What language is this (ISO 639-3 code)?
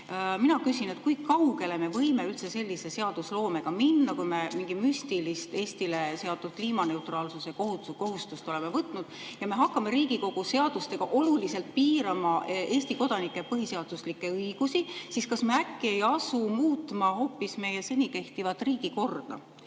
est